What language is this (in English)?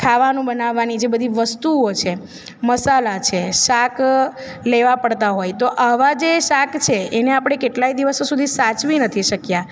Gujarati